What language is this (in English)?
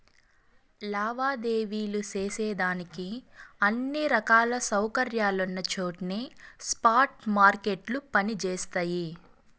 Telugu